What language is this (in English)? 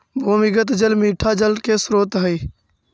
Magahi